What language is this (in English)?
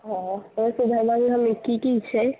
Maithili